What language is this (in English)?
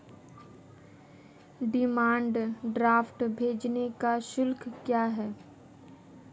Hindi